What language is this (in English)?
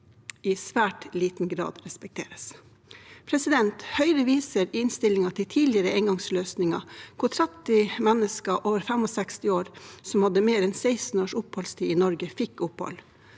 Norwegian